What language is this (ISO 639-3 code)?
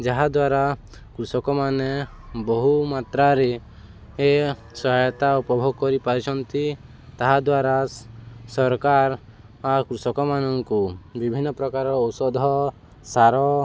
ori